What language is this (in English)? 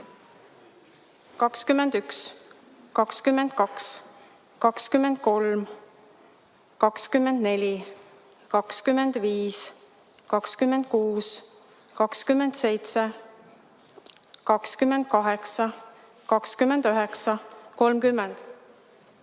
Estonian